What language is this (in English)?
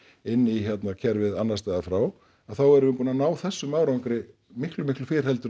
Icelandic